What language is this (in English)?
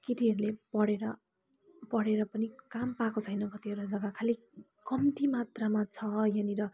Nepali